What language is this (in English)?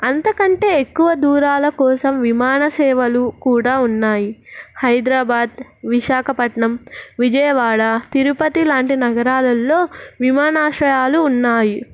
Telugu